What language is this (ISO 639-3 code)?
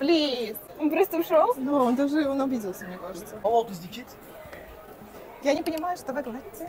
rus